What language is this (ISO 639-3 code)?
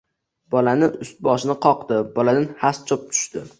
uzb